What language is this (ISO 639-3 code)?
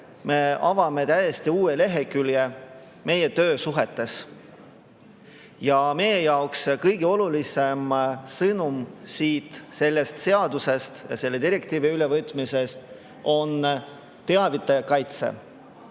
est